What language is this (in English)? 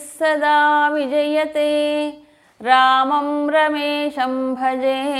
Telugu